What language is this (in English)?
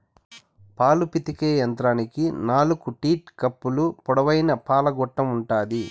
Telugu